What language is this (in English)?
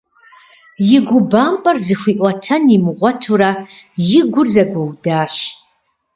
Kabardian